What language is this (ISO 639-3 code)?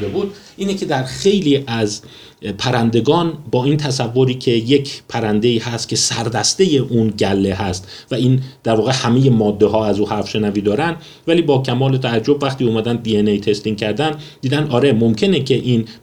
fas